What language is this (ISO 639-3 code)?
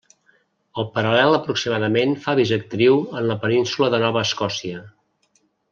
cat